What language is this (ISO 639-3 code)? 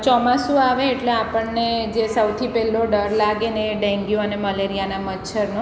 guj